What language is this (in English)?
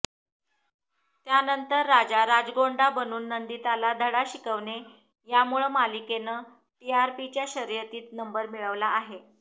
Marathi